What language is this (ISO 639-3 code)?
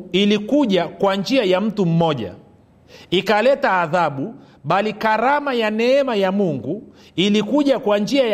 swa